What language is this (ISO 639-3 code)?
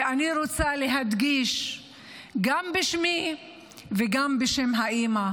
heb